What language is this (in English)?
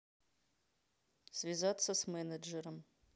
Russian